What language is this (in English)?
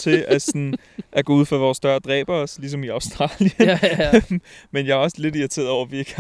Danish